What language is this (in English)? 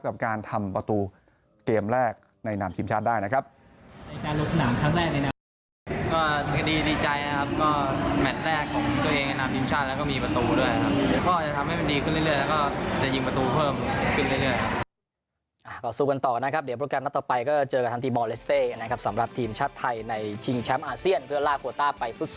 Thai